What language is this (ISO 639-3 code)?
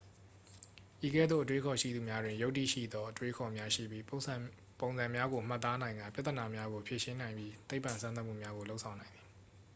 mya